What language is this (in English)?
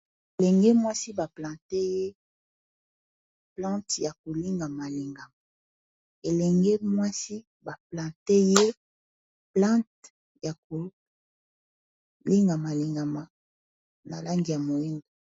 Lingala